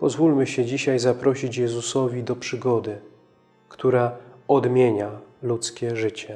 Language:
Polish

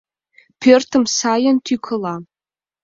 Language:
Mari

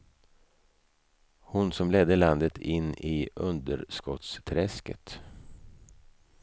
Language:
Swedish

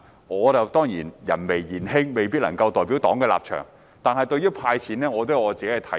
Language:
Cantonese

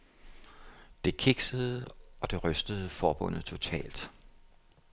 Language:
Danish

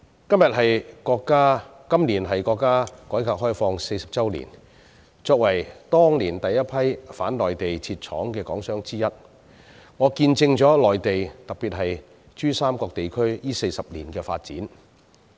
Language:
Cantonese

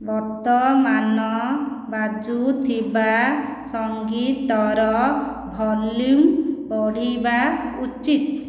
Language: Odia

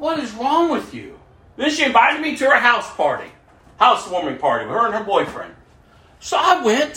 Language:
English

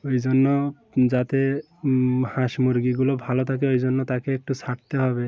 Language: Bangla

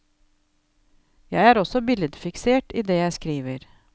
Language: Norwegian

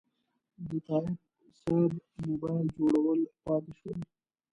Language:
Pashto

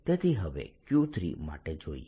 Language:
Gujarati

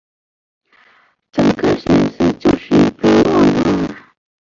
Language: Chinese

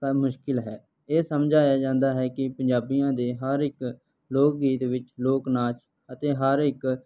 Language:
Punjabi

